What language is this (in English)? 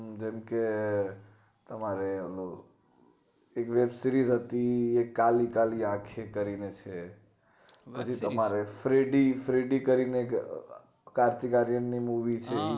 Gujarati